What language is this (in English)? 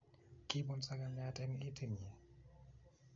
Kalenjin